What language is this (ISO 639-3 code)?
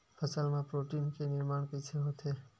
hne